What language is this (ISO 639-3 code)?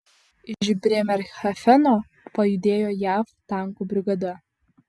lit